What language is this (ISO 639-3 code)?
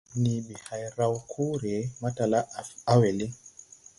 tui